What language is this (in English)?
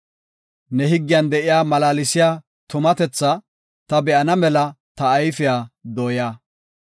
Gofa